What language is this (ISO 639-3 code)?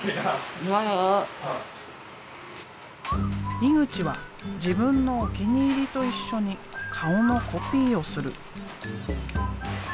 jpn